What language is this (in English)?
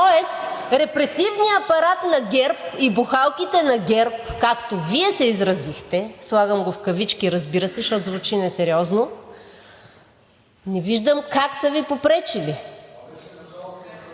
Bulgarian